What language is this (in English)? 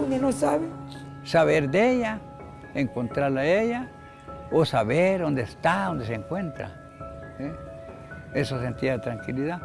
Spanish